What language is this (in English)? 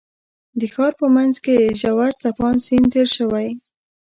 Pashto